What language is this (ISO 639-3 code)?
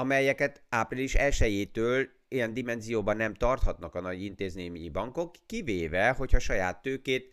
hun